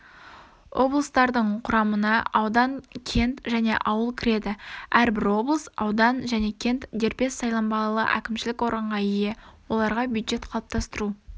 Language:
Kazakh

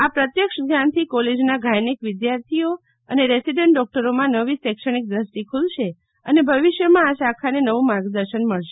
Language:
Gujarati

